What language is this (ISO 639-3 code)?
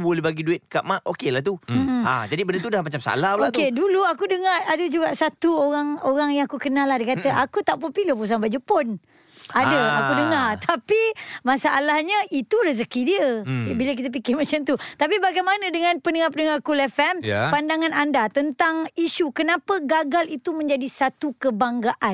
msa